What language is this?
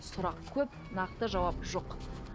Kazakh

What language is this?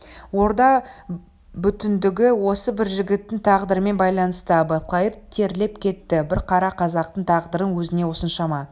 Kazakh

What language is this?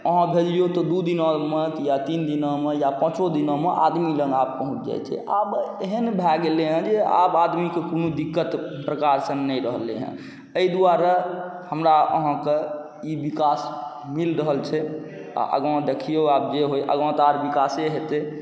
Maithili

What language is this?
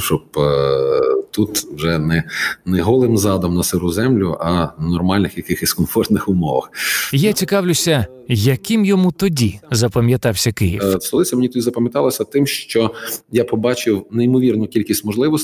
Ukrainian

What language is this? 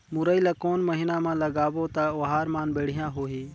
Chhattisgarhi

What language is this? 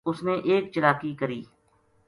Gujari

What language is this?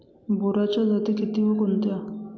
Marathi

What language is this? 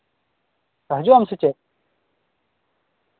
Santali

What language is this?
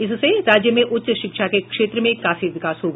Hindi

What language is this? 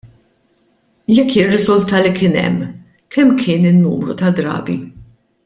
Maltese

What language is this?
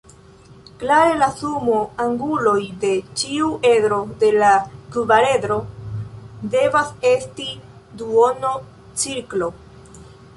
Esperanto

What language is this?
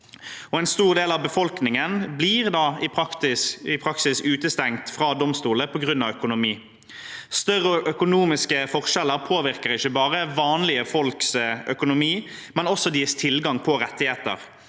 Norwegian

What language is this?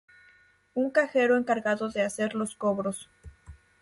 Spanish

